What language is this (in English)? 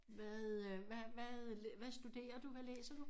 Danish